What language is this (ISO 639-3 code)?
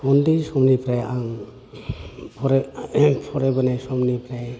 brx